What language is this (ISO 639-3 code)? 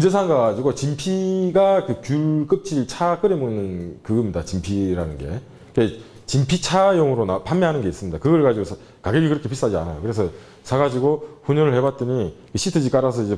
kor